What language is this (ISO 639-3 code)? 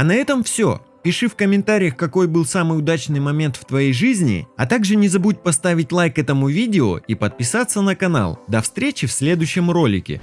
rus